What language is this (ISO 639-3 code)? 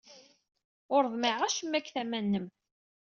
kab